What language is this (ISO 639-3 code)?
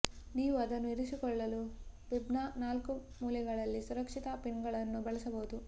kan